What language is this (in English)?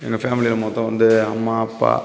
Tamil